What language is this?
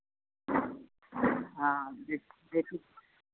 Hindi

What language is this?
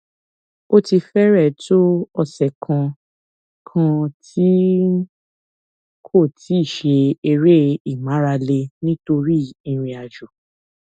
Yoruba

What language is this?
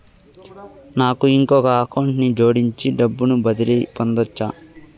Telugu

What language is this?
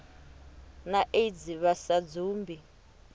Venda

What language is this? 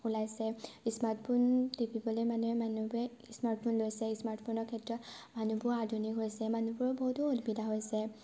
Assamese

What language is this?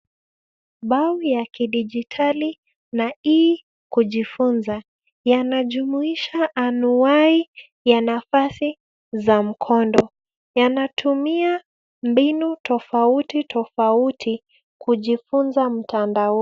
Swahili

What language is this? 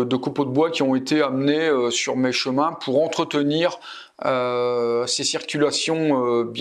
French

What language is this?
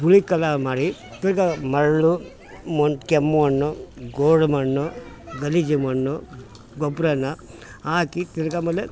Kannada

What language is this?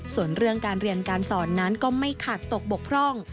Thai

